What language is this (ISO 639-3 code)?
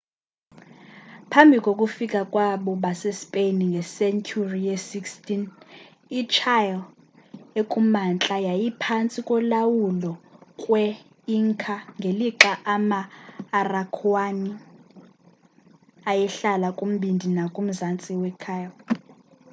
xho